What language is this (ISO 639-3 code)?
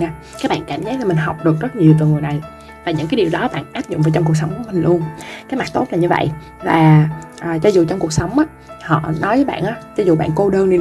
vie